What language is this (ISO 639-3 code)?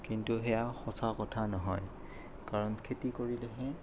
asm